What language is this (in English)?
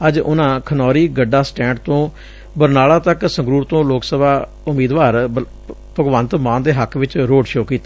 Punjabi